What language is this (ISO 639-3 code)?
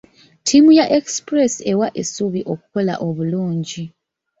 lug